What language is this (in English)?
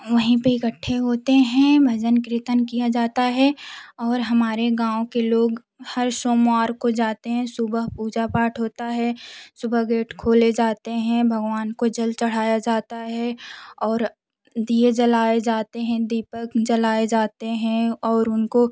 Hindi